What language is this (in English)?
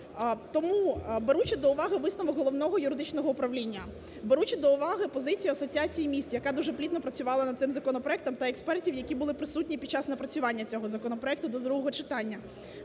Ukrainian